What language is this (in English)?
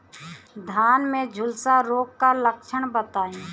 Bhojpuri